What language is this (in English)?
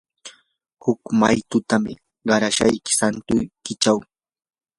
Yanahuanca Pasco Quechua